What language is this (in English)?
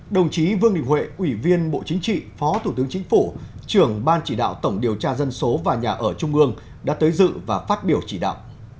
Vietnamese